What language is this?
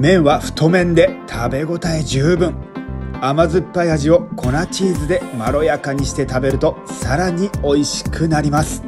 Japanese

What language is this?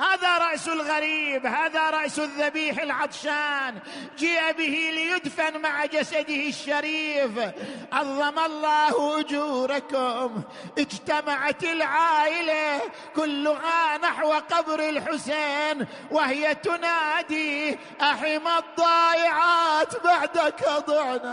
Arabic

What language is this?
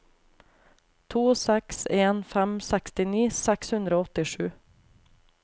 Norwegian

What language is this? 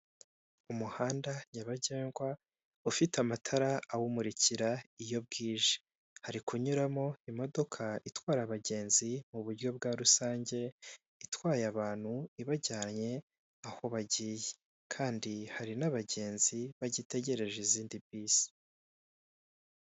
Kinyarwanda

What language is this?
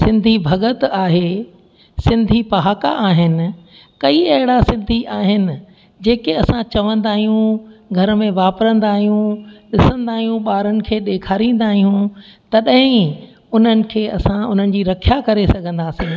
Sindhi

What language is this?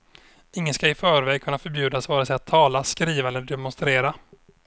Swedish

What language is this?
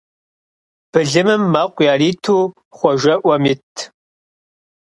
Kabardian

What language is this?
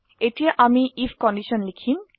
Assamese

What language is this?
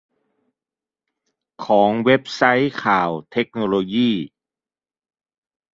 Thai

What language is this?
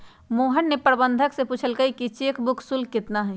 Magahi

